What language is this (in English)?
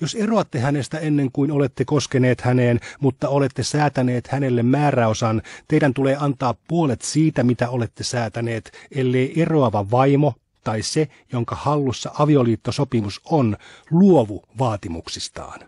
Finnish